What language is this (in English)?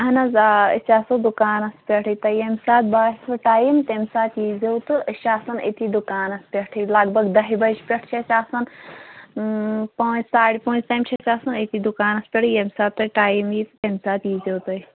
Kashmiri